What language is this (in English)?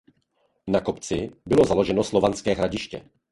Czech